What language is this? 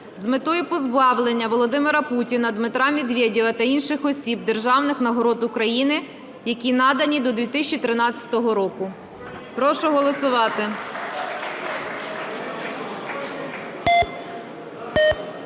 Ukrainian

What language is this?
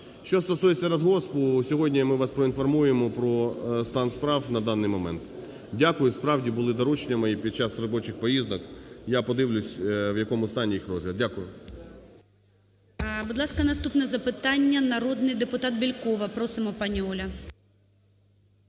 Ukrainian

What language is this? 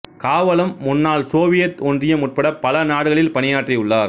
Tamil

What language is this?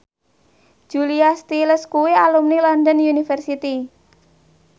Javanese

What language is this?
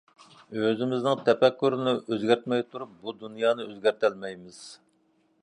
Uyghur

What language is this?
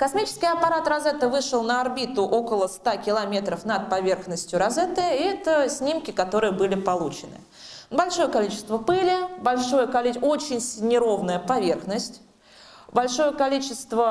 Russian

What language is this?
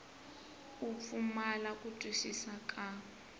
Tsonga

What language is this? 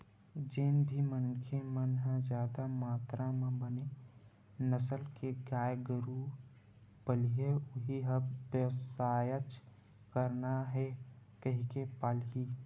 Chhattisgarhi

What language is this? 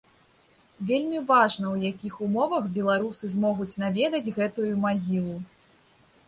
Belarusian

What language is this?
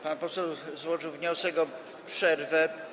Polish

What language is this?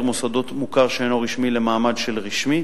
Hebrew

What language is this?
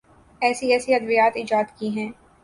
Urdu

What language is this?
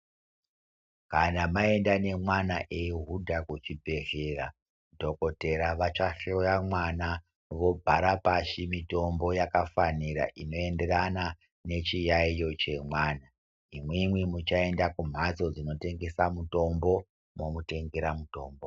Ndau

